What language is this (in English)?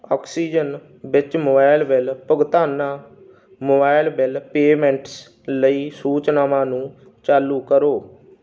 Punjabi